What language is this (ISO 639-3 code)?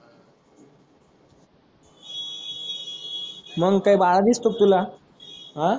mar